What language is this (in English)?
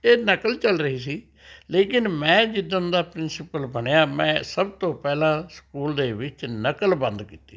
Punjabi